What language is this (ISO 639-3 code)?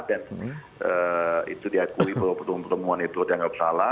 ind